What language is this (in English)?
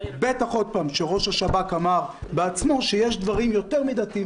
Hebrew